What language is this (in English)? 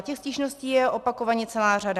Czech